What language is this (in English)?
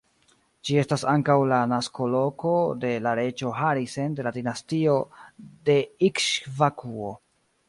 Esperanto